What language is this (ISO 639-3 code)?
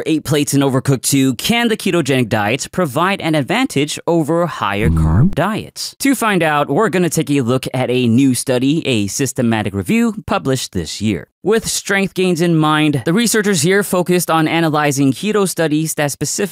eng